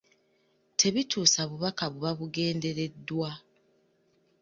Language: Ganda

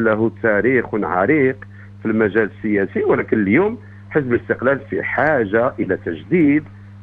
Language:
Arabic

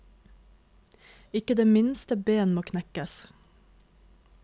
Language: Norwegian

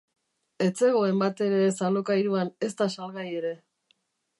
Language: Basque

